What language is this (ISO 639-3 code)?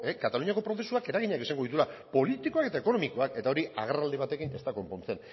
eus